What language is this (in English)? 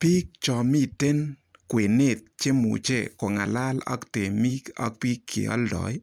Kalenjin